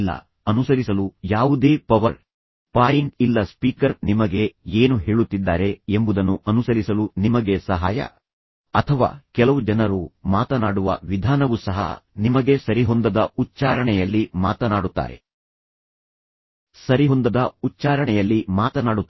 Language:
Kannada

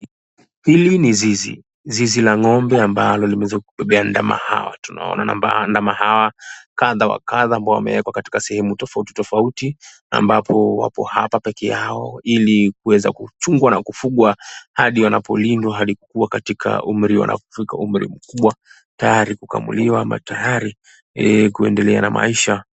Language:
Swahili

